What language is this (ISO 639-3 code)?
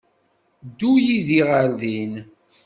kab